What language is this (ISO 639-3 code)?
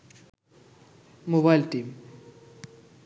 ben